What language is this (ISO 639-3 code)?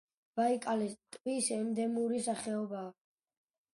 kat